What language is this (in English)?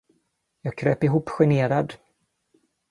Swedish